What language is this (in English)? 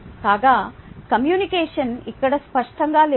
Telugu